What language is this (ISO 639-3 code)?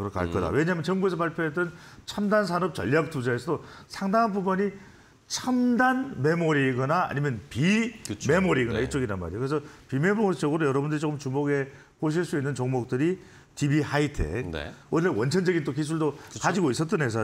kor